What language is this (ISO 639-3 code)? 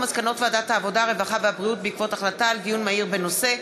heb